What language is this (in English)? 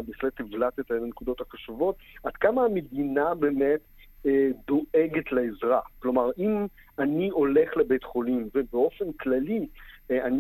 Hebrew